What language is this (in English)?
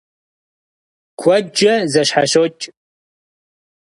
Kabardian